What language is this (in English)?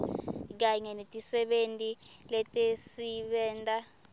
Swati